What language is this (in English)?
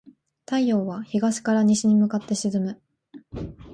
Japanese